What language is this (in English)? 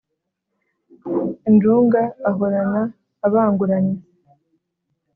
Kinyarwanda